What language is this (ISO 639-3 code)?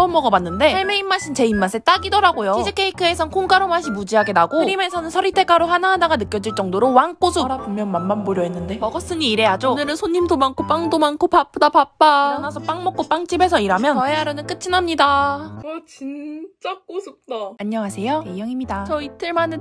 kor